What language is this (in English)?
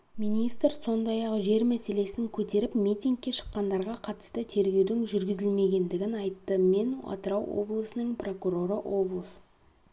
Kazakh